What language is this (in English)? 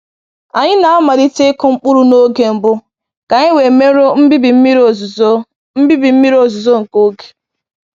Igbo